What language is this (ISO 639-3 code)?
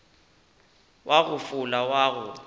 nso